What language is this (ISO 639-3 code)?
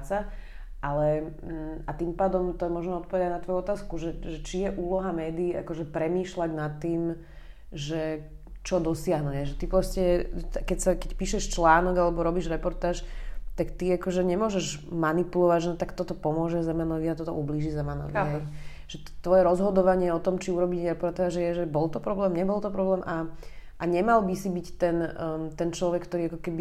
slk